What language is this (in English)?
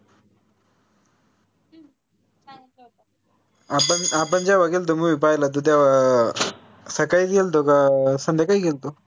Marathi